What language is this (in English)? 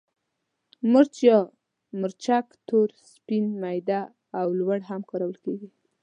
Pashto